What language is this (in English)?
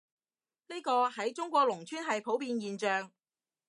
Cantonese